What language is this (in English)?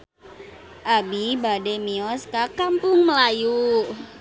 Sundanese